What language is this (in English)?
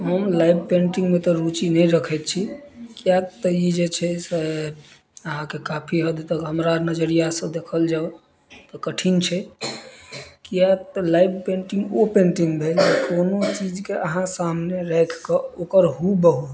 Maithili